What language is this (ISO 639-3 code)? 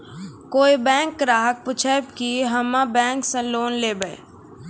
mai